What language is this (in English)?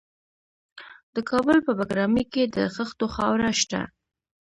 Pashto